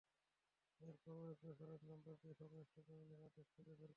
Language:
Bangla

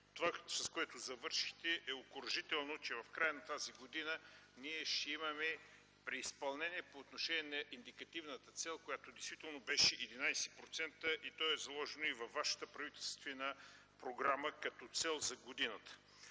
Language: Bulgarian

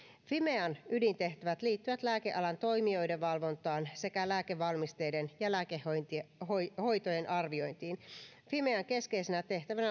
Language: Finnish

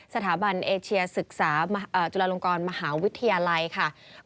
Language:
Thai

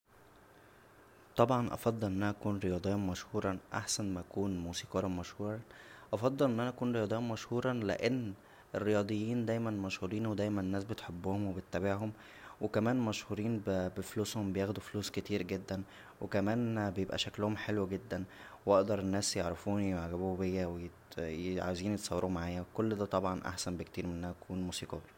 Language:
Egyptian Arabic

